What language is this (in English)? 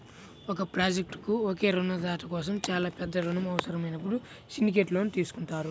Telugu